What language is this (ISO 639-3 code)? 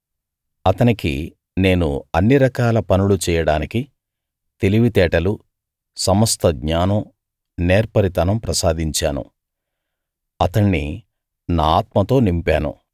tel